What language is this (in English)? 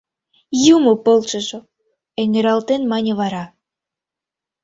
Mari